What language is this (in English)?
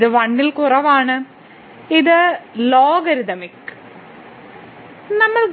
Malayalam